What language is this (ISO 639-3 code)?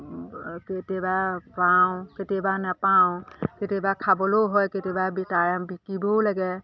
asm